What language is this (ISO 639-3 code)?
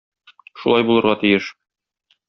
tat